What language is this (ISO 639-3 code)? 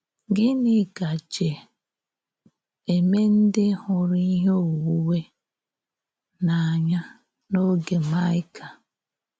ibo